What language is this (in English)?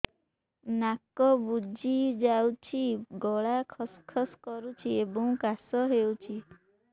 Odia